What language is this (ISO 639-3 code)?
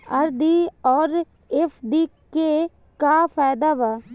bho